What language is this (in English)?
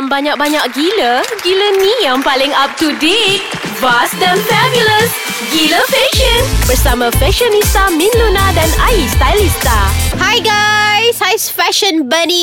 Malay